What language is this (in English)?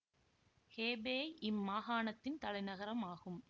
Tamil